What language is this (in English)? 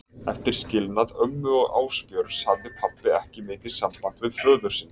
Icelandic